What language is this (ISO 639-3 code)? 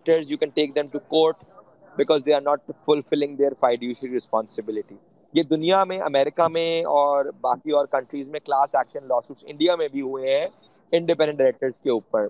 urd